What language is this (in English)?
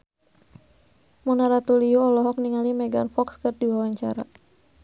Sundanese